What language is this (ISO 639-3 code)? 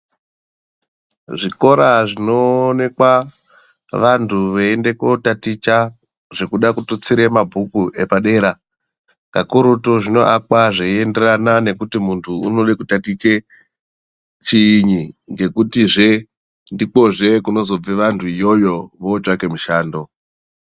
ndc